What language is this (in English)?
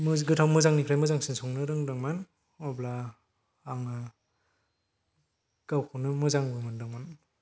Bodo